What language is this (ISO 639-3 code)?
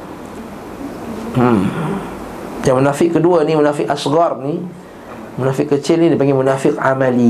msa